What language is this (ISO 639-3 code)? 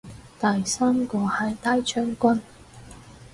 yue